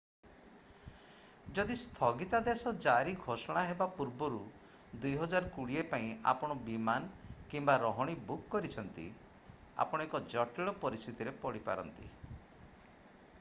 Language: Odia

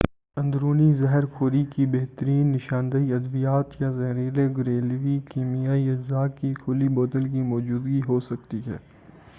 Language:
Urdu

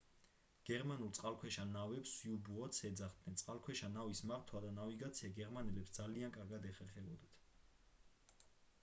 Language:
Georgian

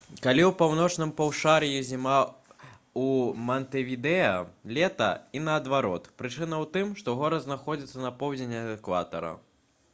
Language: Belarusian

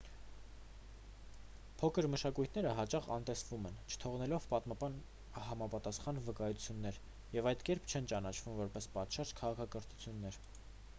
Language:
Armenian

